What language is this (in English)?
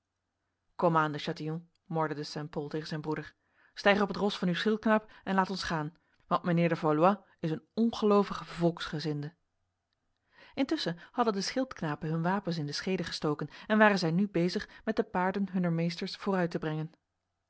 Dutch